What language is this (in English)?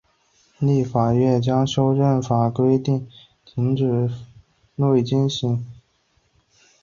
Chinese